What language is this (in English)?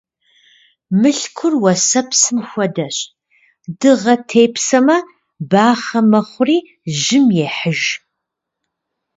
Kabardian